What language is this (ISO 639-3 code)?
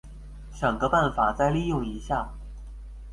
zho